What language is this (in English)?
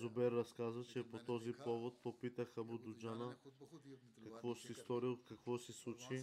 Bulgarian